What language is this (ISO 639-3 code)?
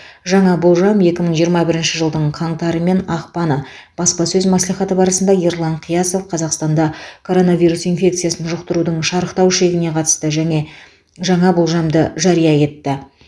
kaz